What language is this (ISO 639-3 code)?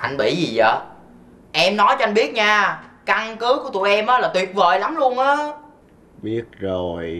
vie